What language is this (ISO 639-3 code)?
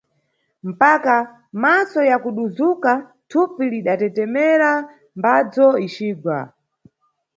nyu